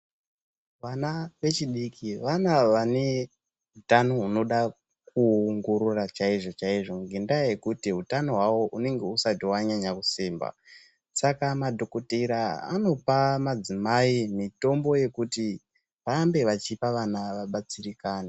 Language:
Ndau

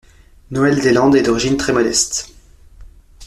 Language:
French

